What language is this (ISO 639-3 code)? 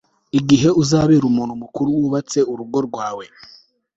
kin